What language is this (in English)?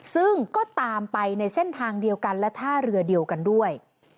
Thai